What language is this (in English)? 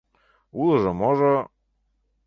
Mari